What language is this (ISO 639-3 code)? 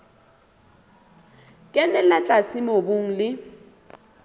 sot